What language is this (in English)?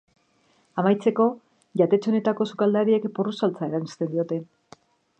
Basque